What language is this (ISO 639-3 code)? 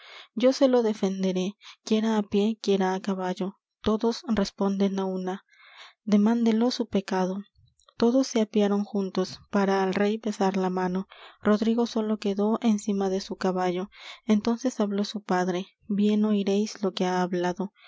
spa